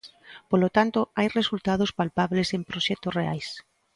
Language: Galician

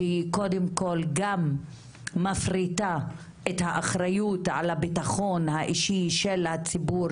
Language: Hebrew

